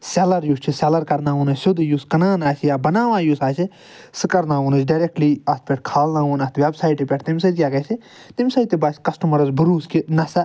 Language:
Kashmiri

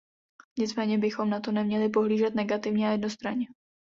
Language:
Czech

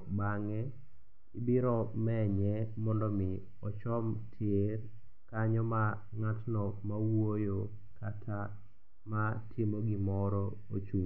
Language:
Luo (Kenya and Tanzania)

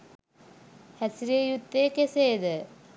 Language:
Sinhala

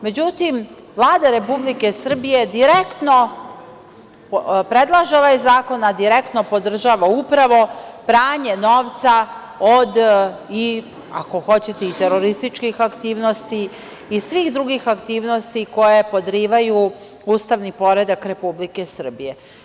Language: Serbian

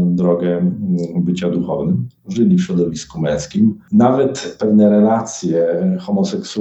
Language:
Polish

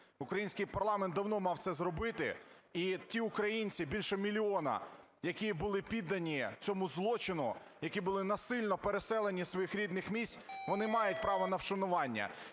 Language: Ukrainian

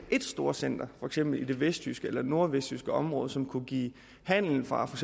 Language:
Danish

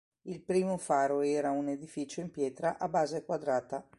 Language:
Italian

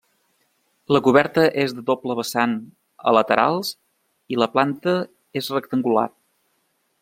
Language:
Catalan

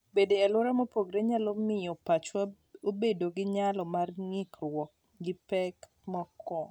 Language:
Luo (Kenya and Tanzania)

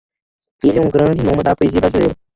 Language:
Portuguese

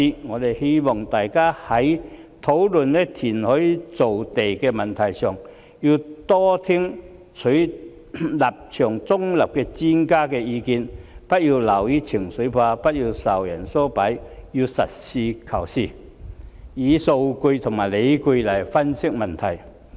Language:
Cantonese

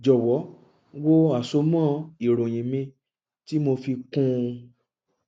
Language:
Yoruba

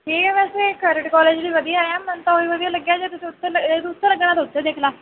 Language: Punjabi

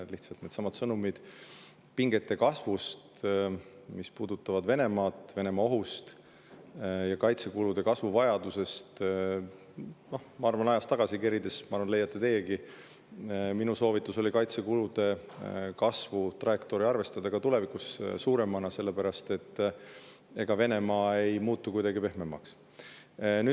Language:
Estonian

